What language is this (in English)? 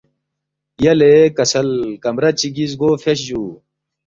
Balti